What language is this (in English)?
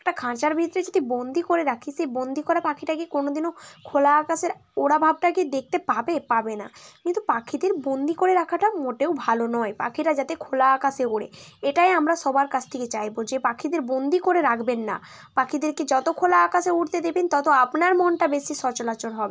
Bangla